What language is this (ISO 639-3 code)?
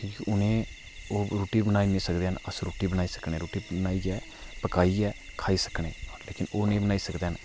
doi